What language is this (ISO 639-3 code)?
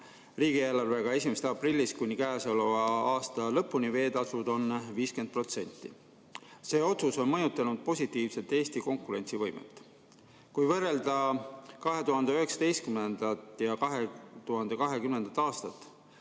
est